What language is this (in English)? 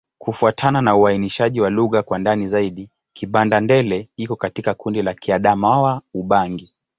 Swahili